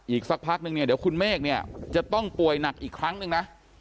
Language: Thai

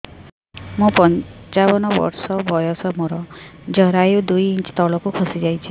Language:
Odia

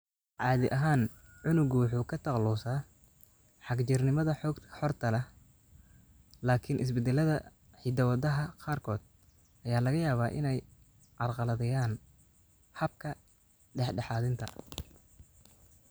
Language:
Somali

